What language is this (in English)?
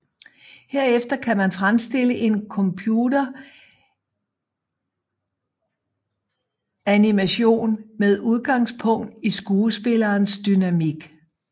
Danish